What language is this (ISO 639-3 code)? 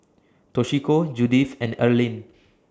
eng